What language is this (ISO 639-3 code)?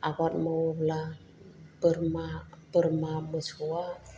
brx